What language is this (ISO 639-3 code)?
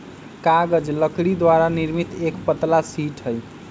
mag